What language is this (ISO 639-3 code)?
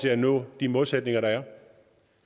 dan